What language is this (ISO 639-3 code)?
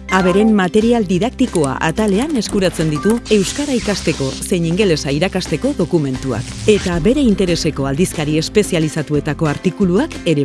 eus